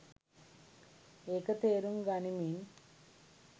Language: Sinhala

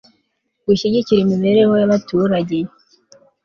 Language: Kinyarwanda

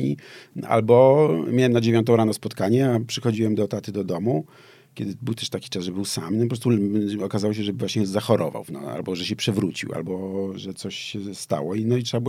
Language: Polish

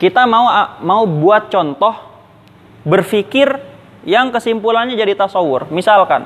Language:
Indonesian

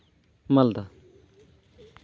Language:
Santali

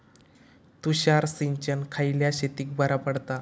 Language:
Marathi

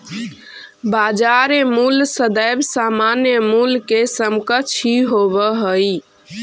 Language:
Magahi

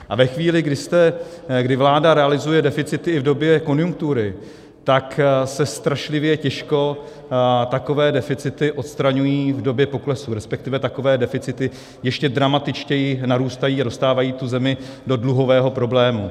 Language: Czech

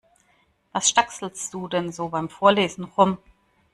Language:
German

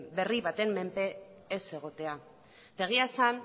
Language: Basque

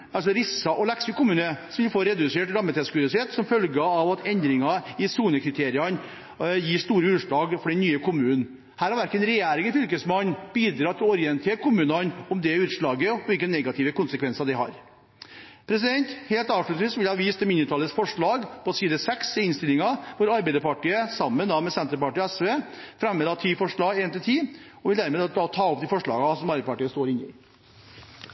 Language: Norwegian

